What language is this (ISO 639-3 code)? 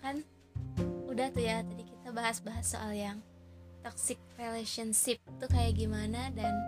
ind